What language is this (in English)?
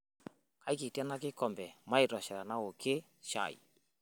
Masai